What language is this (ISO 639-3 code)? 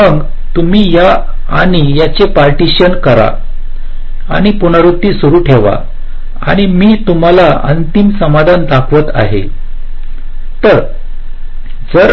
mar